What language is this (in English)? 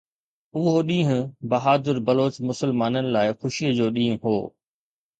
Sindhi